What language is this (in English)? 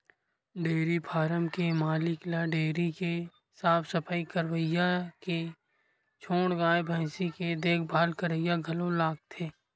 Chhattisgarhi